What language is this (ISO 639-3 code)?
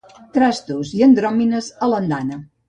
cat